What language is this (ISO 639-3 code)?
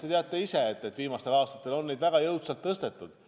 est